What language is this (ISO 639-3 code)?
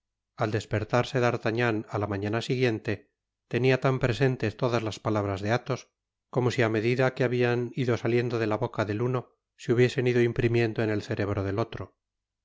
spa